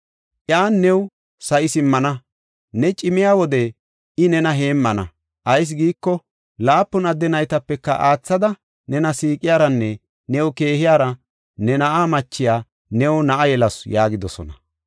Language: Gofa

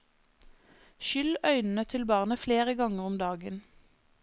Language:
Norwegian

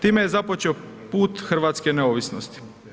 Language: Croatian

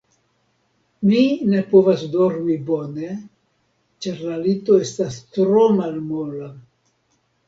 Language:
Esperanto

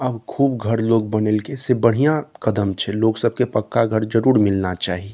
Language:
Maithili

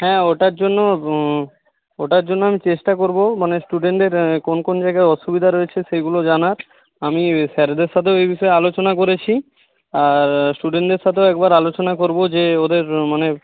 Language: Bangla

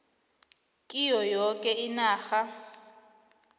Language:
South Ndebele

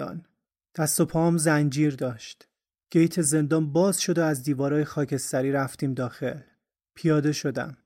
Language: Persian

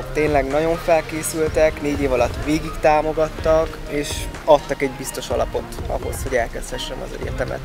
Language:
Hungarian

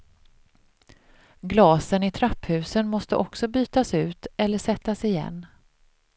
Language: Swedish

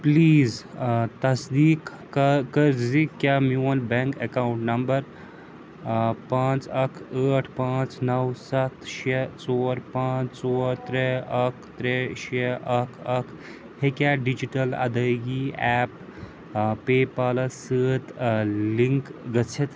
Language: Kashmiri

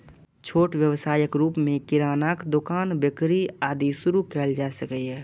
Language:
Maithili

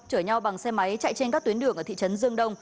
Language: Vietnamese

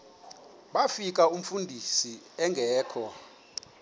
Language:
Xhosa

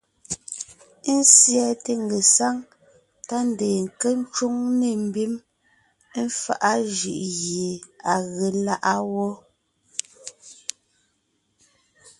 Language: Ngiemboon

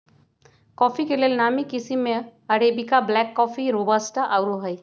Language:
Magahi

